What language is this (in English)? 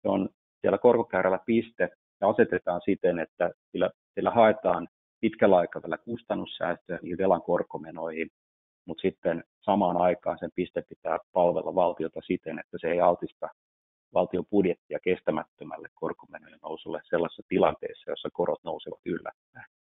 Finnish